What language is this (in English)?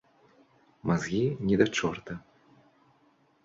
Belarusian